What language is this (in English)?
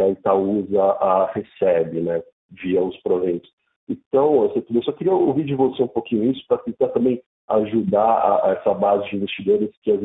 Portuguese